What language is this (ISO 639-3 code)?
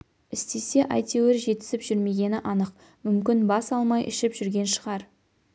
kaz